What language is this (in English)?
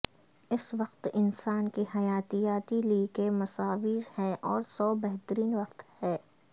Urdu